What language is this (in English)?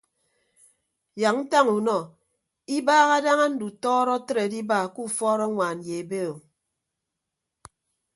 Ibibio